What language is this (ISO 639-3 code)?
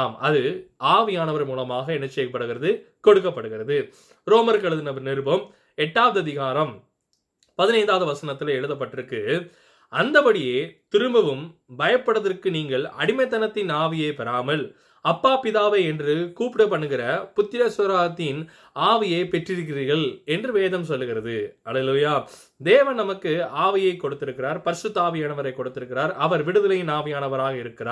tam